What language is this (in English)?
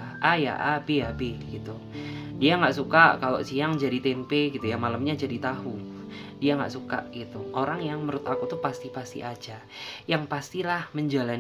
Indonesian